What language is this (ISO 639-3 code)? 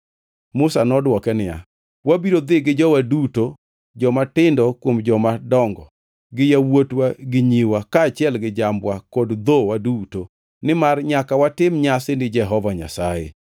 luo